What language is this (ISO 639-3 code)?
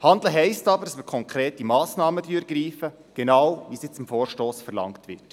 gsw